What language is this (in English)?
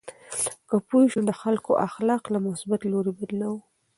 Pashto